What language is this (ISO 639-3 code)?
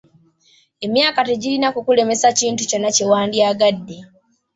lug